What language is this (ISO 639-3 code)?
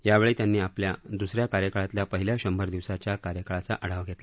mar